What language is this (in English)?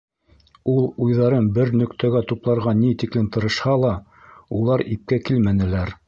Bashkir